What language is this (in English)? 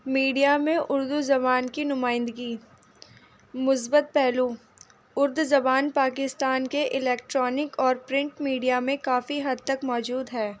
Urdu